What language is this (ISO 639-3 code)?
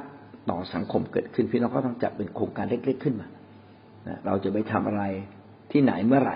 tha